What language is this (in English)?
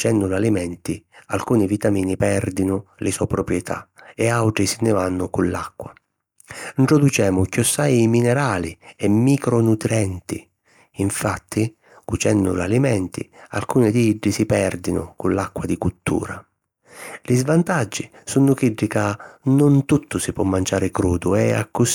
Sicilian